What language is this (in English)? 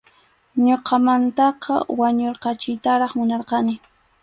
Arequipa-La Unión Quechua